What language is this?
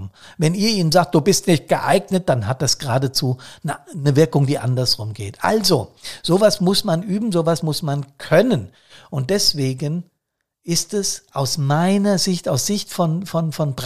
German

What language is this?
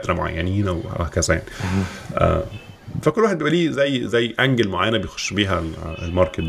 Arabic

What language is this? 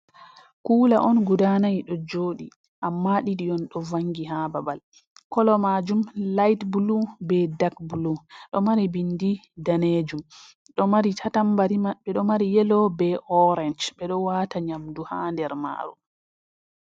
Fula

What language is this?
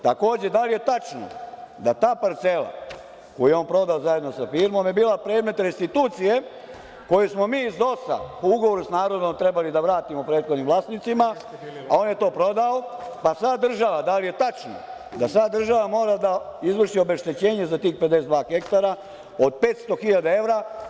Serbian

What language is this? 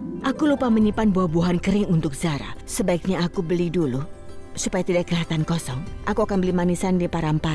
Indonesian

